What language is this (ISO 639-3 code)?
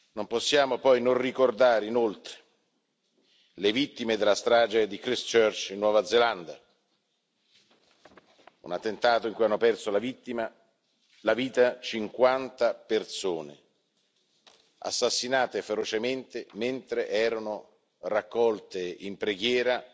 ita